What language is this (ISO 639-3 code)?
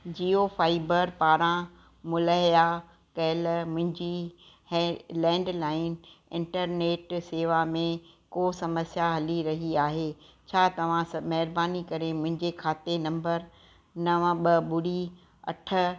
snd